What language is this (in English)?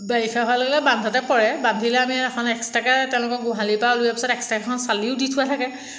Assamese